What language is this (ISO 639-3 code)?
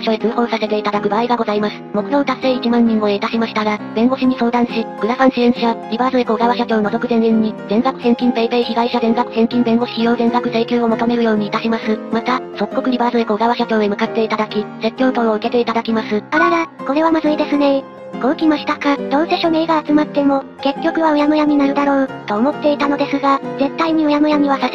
jpn